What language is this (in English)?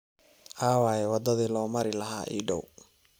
Somali